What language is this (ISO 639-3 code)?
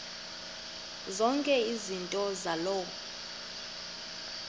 xho